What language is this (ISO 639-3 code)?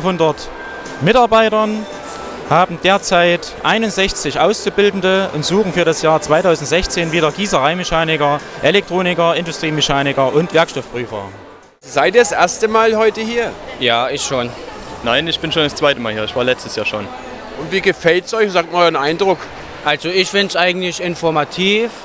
deu